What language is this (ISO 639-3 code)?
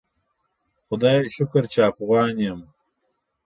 pus